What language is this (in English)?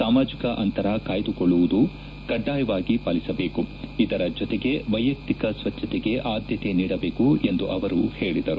Kannada